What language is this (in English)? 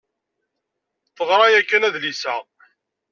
Kabyle